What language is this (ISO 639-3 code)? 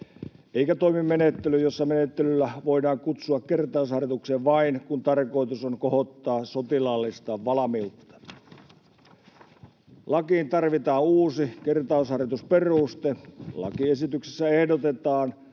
fin